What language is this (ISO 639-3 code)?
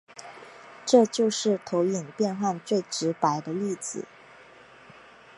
zho